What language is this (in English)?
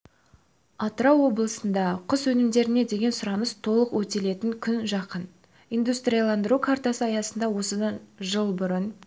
Kazakh